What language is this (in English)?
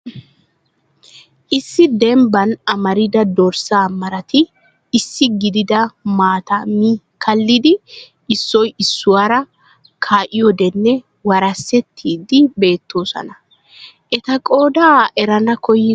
Wolaytta